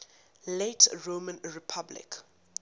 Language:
English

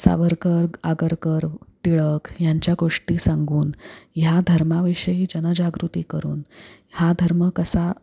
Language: Marathi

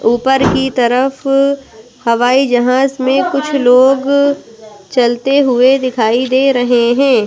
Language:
Hindi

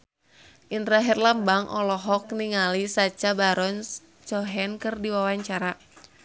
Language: Sundanese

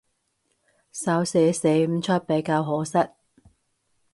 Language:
Cantonese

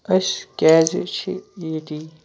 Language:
Kashmiri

